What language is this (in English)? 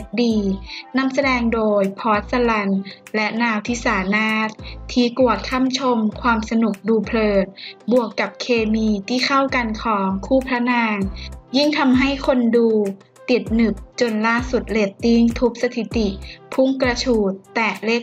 Thai